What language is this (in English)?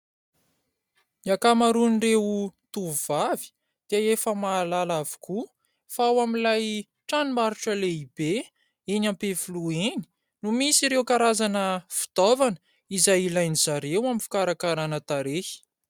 Malagasy